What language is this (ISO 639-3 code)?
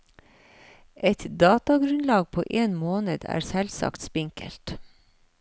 nor